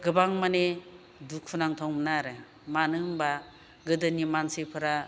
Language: Bodo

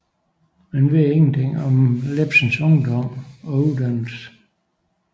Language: Danish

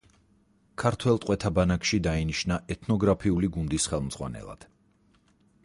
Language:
Georgian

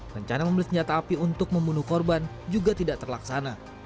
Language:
Indonesian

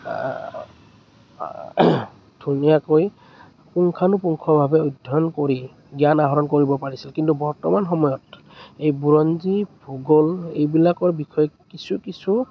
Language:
Assamese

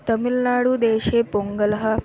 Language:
Sanskrit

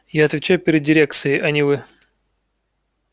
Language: Russian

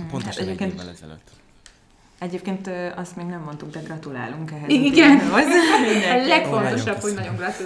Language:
Hungarian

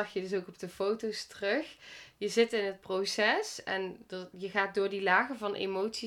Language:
Dutch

